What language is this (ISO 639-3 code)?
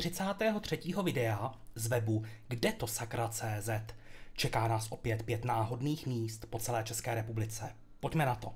ces